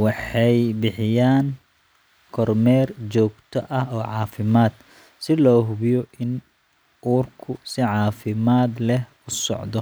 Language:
Somali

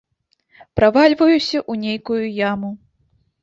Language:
Belarusian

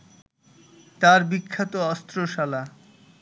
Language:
Bangla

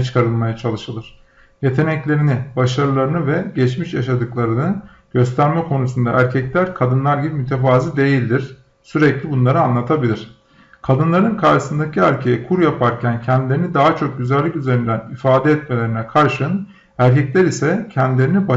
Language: Turkish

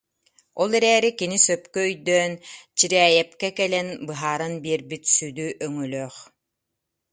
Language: Yakut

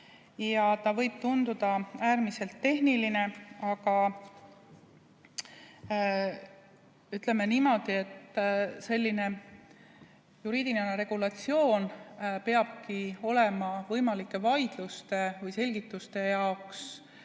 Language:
Estonian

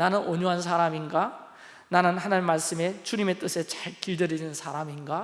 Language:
Korean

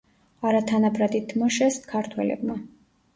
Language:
Georgian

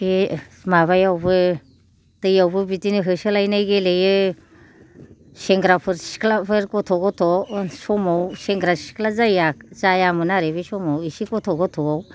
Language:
Bodo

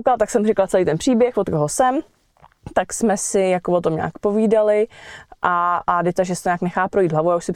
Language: Czech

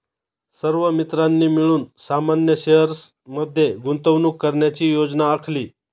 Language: Marathi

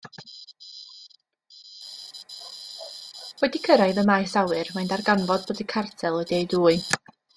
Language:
Welsh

